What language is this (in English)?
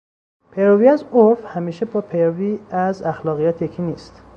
Persian